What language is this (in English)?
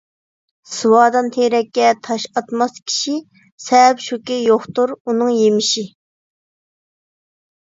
Uyghur